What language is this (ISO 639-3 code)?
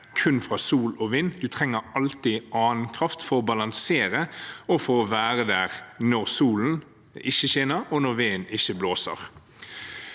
nor